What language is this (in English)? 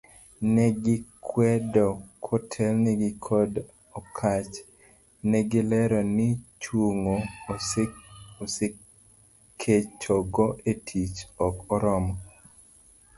Luo (Kenya and Tanzania)